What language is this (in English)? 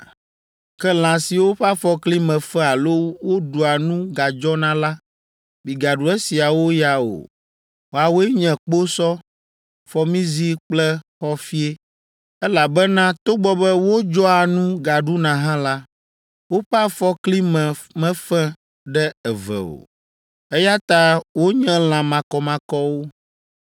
Ewe